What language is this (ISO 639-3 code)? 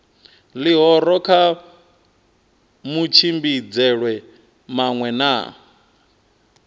ven